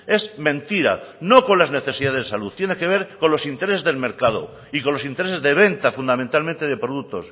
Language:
Spanish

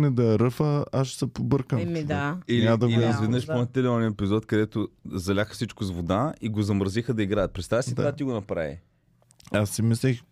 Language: Bulgarian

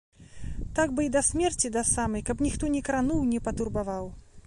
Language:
Belarusian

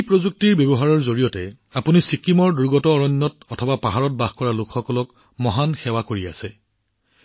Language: Assamese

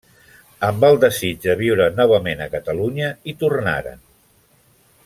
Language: Catalan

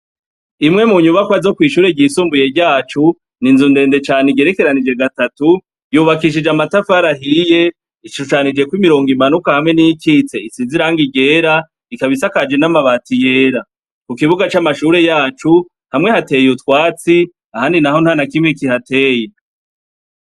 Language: Rundi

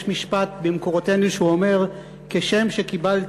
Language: Hebrew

